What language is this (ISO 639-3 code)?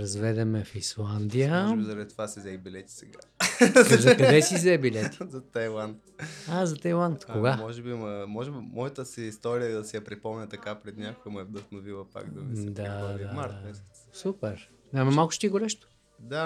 bul